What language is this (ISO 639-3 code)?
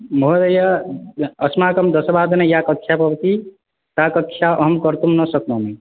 san